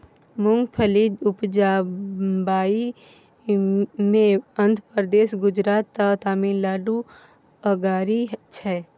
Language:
Maithili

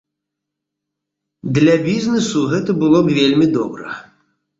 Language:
Belarusian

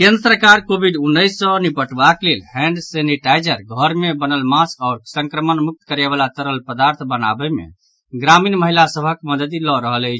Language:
Maithili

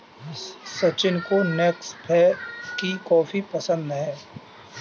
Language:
Hindi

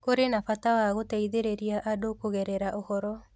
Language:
Kikuyu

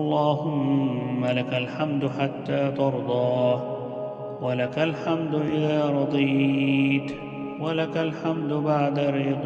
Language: Arabic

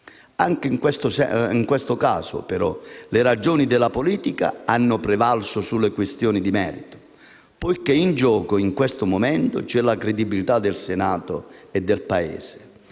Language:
Italian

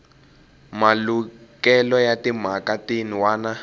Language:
Tsonga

